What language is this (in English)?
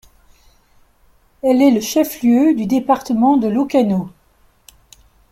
French